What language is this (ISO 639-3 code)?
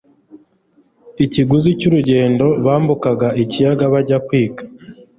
kin